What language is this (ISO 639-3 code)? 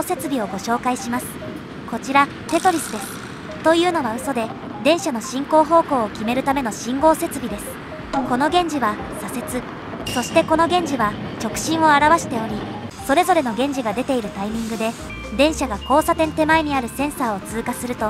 jpn